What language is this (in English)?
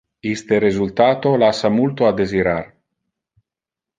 Interlingua